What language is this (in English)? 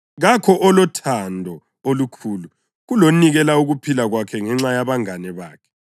North Ndebele